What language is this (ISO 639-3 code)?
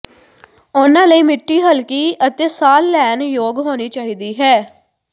pan